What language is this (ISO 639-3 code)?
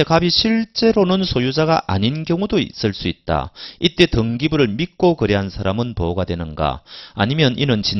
kor